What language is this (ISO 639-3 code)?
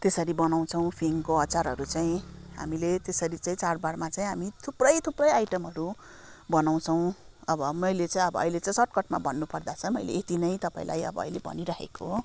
nep